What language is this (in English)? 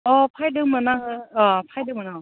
Bodo